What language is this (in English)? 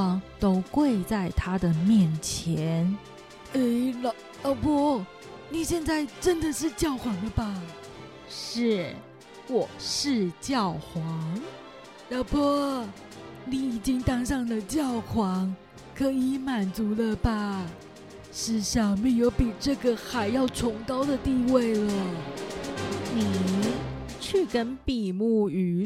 Chinese